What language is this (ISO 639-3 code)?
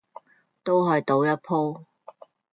yue